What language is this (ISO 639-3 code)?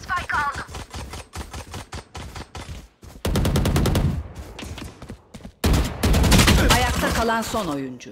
tur